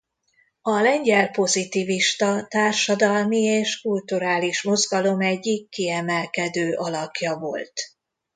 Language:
Hungarian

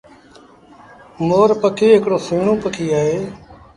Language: Sindhi Bhil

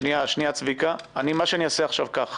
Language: Hebrew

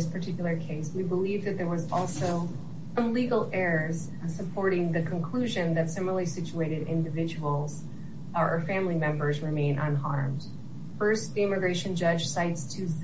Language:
English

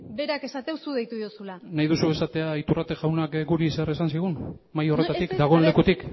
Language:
Basque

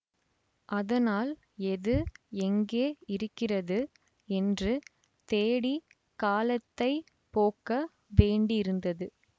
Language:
Tamil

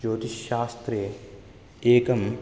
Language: Sanskrit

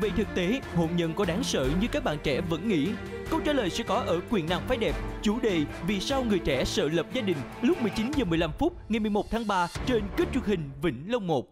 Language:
Vietnamese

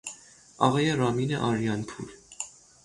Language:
Persian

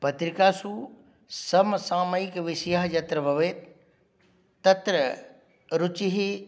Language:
Sanskrit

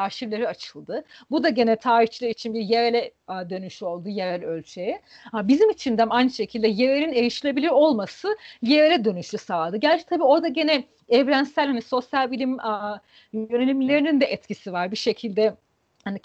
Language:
Turkish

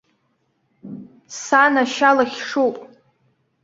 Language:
Abkhazian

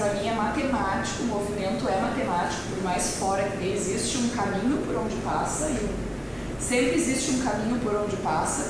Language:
Portuguese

